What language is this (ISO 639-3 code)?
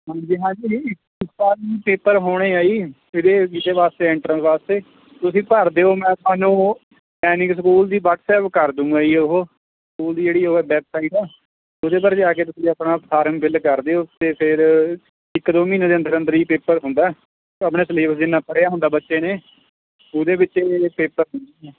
pan